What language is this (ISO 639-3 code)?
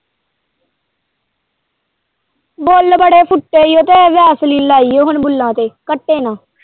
pan